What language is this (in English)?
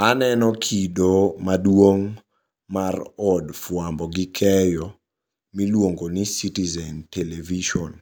Luo (Kenya and Tanzania)